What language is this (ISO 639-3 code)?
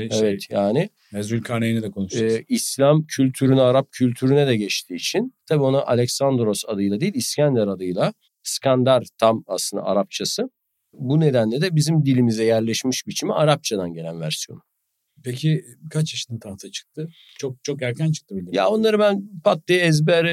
tur